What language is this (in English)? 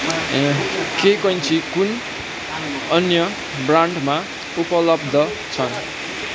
Nepali